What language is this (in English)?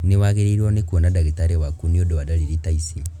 Kikuyu